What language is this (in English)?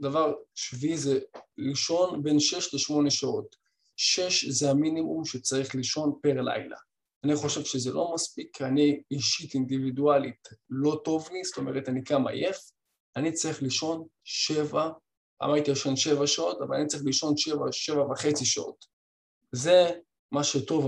Hebrew